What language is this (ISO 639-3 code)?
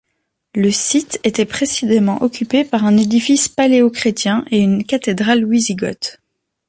fra